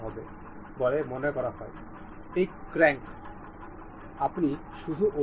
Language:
Bangla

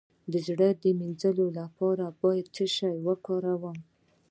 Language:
Pashto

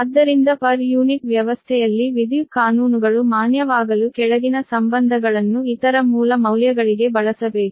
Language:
Kannada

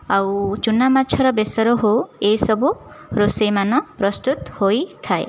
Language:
Odia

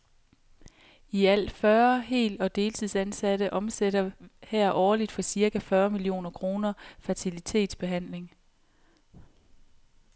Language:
Danish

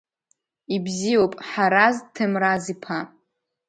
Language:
Abkhazian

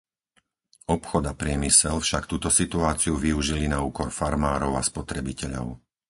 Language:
Slovak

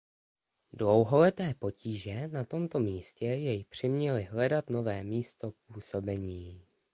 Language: Czech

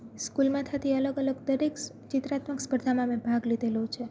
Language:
Gujarati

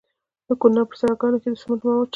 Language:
Pashto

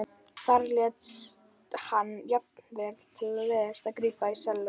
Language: Icelandic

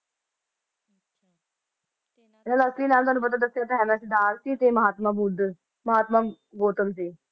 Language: Punjabi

